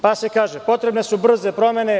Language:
Serbian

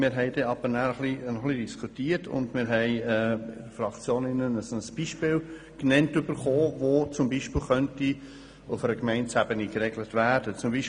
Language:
Swiss German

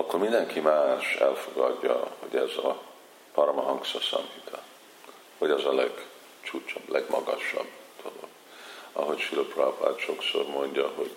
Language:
Hungarian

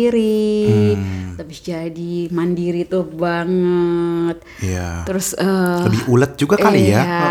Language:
Indonesian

